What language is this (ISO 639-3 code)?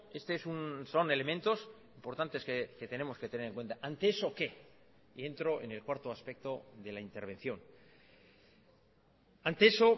spa